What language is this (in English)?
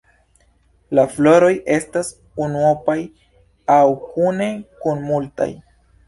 Esperanto